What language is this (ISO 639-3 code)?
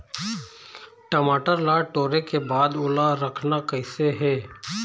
hne